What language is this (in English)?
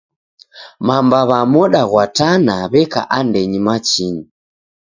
Taita